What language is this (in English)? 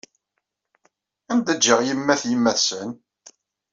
Kabyle